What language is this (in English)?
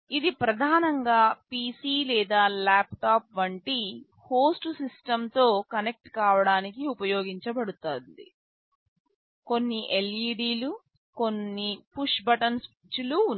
Telugu